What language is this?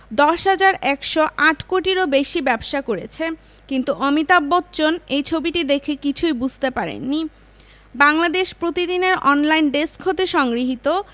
Bangla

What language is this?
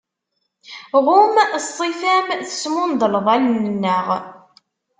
Kabyle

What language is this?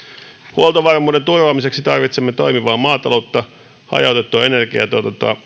Finnish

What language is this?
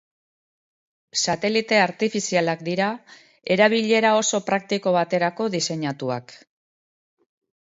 Basque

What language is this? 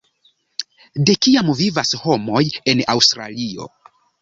Esperanto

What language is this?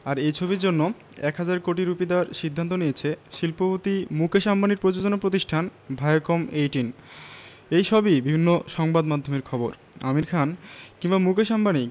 Bangla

